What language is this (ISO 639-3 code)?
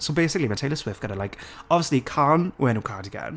cym